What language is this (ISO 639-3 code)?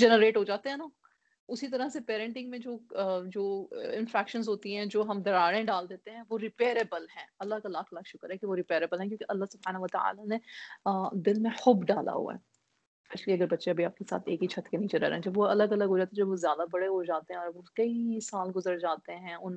urd